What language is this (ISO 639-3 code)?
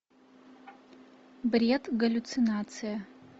rus